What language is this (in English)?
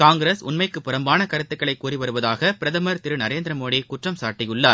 Tamil